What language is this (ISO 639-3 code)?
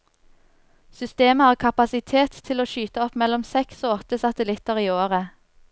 nor